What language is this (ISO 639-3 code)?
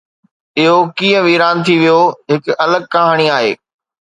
snd